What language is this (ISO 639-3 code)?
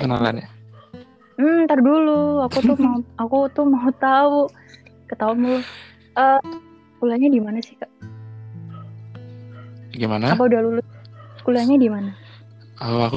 ind